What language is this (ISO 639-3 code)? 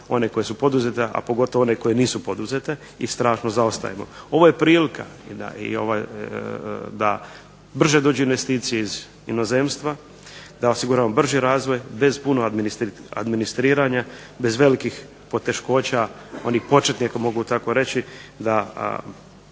hrv